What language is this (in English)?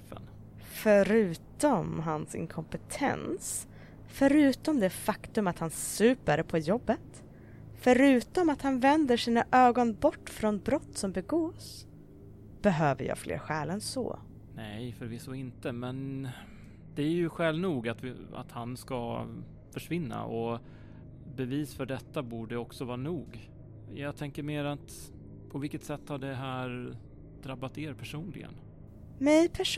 Swedish